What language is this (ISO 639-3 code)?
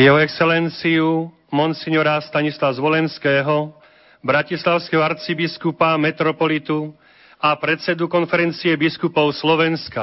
slk